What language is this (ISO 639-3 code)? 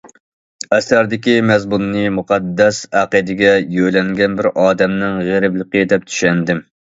uig